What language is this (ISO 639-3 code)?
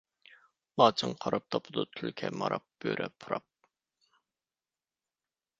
uig